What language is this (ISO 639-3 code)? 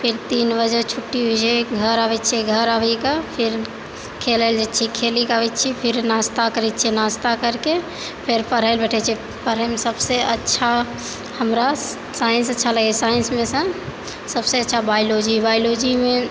mai